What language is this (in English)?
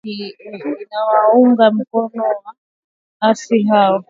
Swahili